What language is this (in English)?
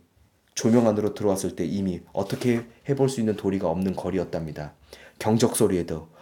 Korean